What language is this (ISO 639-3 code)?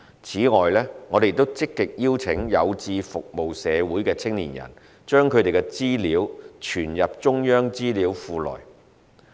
yue